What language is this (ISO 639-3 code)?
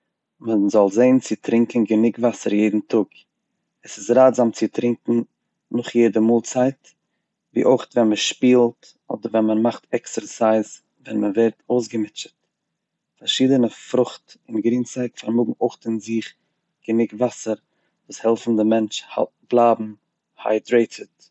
yid